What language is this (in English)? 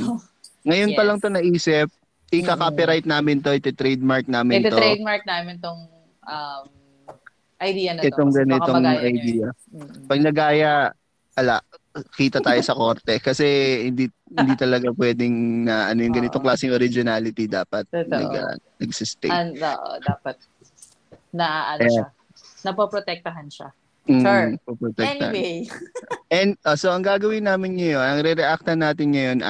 Filipino